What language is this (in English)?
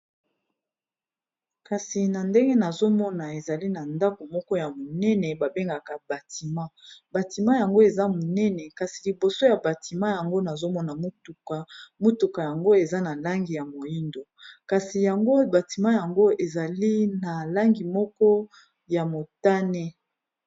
Lingala